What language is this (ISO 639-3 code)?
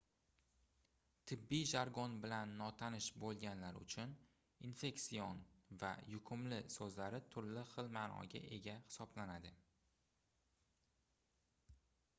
uzb